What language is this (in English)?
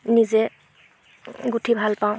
Assamese